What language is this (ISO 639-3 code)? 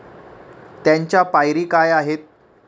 mar